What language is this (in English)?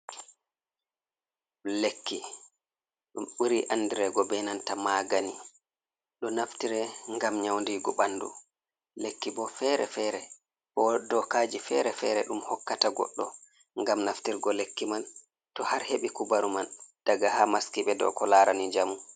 Fula